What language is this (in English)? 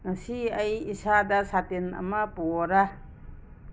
Manipuri